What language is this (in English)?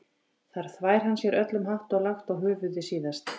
Icelandic